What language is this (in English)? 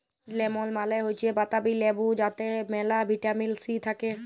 Bangla